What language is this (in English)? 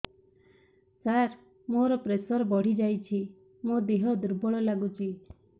Odia